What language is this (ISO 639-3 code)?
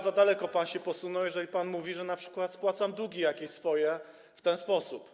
pol